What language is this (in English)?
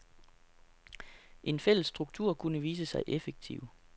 Danish